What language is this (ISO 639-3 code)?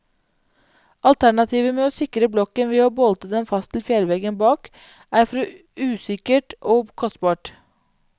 nor